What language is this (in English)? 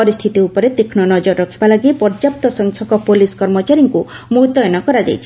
Odia